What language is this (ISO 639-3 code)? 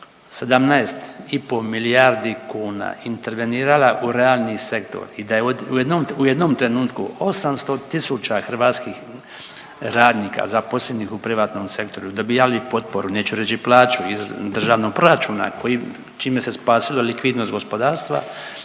hrv